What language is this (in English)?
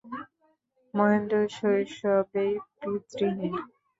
Bangla